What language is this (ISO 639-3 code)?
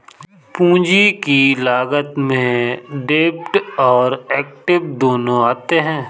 hin